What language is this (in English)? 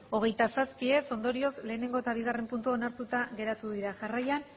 Basque